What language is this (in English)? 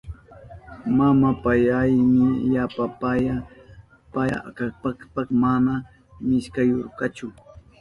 Southern Pastaza Quechua